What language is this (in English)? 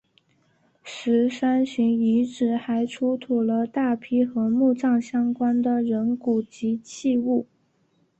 Chinese